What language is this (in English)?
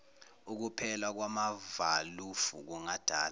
Zulu